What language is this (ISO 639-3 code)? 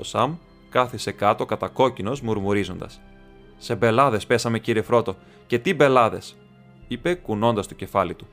ell